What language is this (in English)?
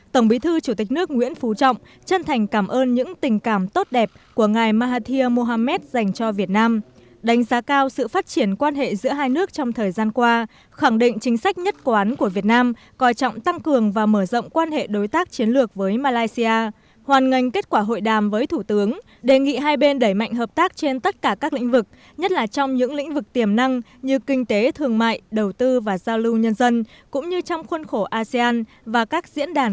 Vietnamese